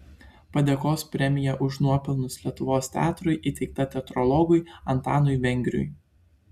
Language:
Lithuanian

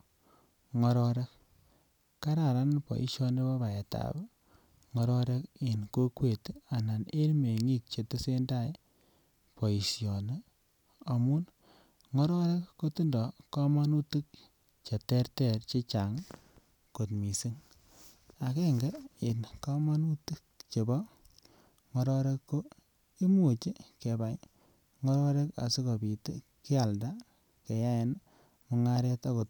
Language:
Kalenjin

